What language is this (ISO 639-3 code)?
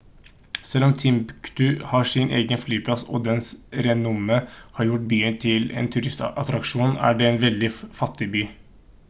nob